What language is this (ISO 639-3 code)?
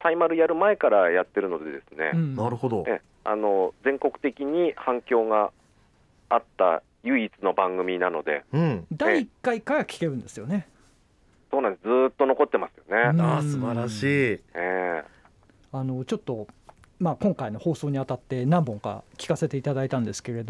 jpn